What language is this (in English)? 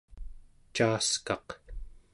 Central Yupik